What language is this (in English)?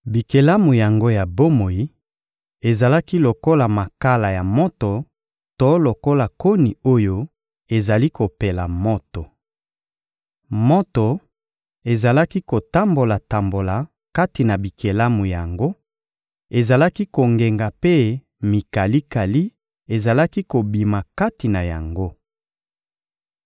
Lingala